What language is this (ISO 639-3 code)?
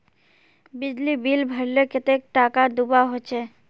mag